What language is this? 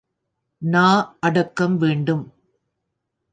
Tamil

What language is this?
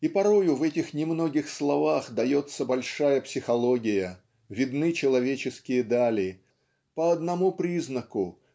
Russian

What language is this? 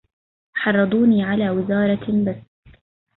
Arabic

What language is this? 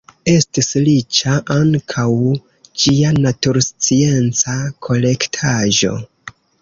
Esperanto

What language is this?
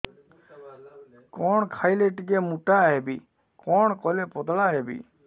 Odia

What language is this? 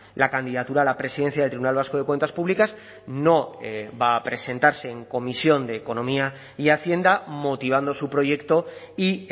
Spanish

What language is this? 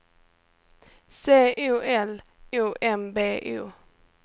Swedish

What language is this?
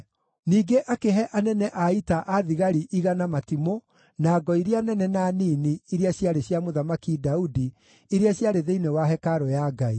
Kikuyu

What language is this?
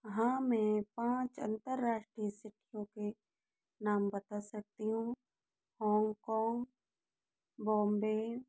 Hindi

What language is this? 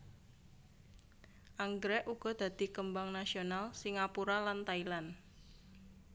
Javanese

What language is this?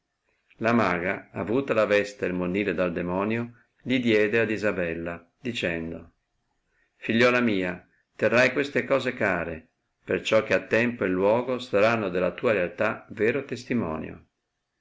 Italian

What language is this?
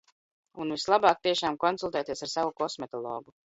Latvian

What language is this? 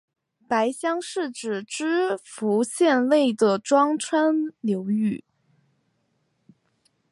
Chinese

